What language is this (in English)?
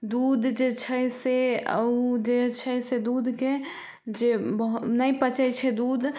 Maithili